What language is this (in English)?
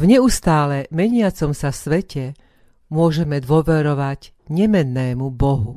Slovak